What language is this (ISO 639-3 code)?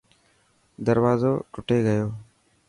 mki